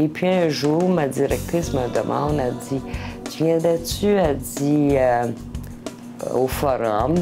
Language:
French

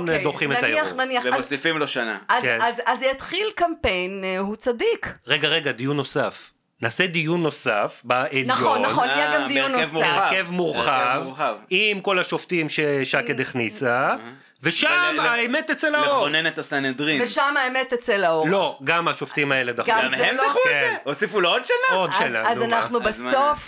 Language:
Hebrew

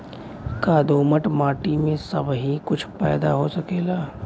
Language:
Bhojpuri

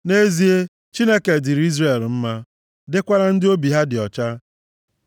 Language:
Igbo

